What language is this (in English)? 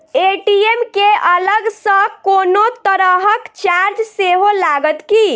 Maithili